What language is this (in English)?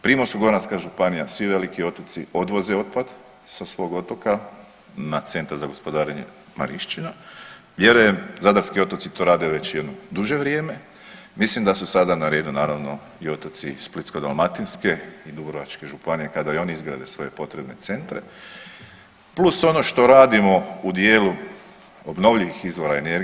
Croatian